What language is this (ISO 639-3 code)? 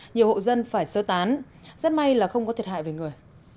vie